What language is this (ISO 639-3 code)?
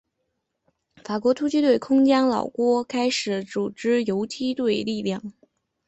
zho